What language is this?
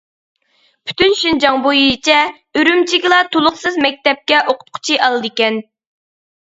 Uyghur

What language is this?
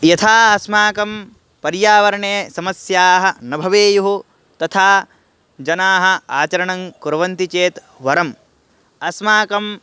Sanskrit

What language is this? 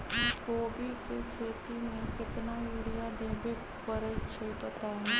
Magahi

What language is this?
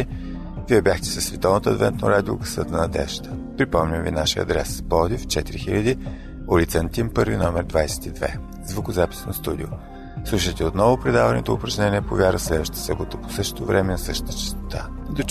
Bulgarian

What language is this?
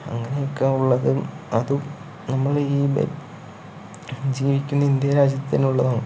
Malayalam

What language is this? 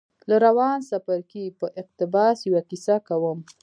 Pashto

